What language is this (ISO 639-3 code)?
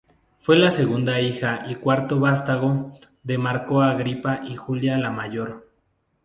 spa